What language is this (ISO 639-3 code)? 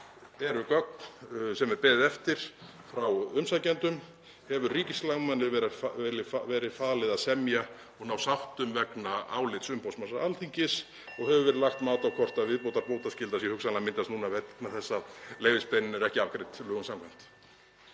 isl